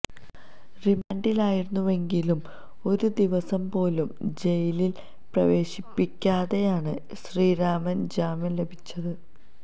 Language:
Malayalam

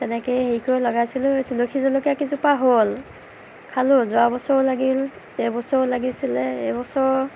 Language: Assamese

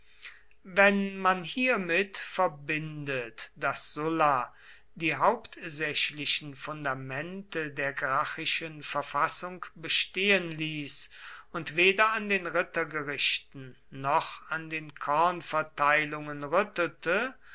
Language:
German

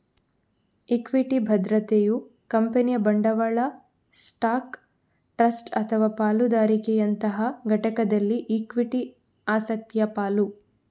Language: Kannada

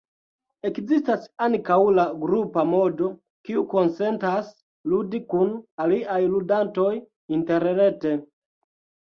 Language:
Esperanto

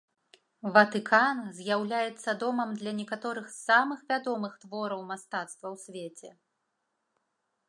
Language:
Belarusian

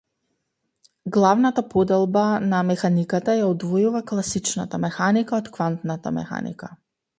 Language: Macedonian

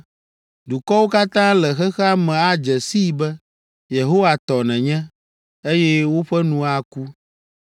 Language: Ewe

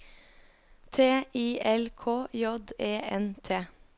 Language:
Norwegian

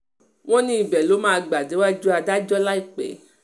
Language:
Yoruba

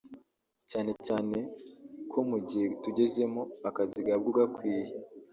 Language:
Kinyarwanda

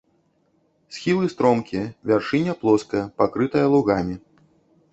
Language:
Belarusian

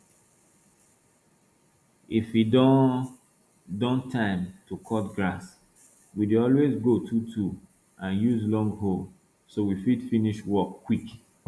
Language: Nigerian Pidgin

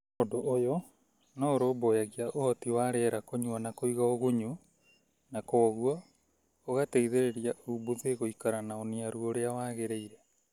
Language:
Kikuyu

